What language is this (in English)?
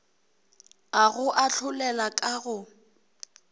Northern Sotho